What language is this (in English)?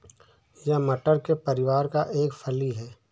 Hindi